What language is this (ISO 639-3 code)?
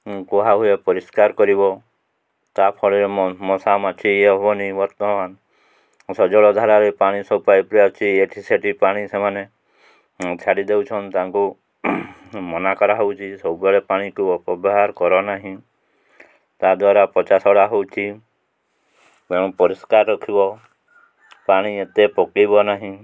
ori